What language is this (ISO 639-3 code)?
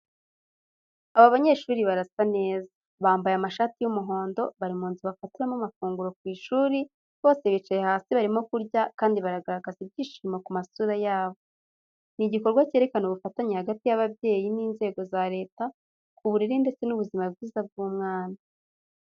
kin